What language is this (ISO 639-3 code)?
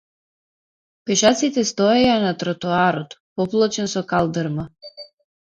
mkd